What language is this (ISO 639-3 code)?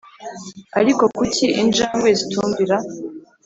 kin